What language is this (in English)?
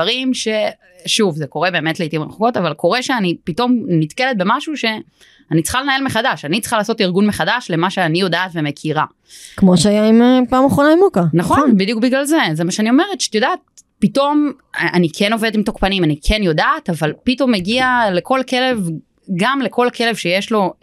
Hebrew